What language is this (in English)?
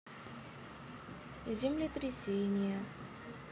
Russian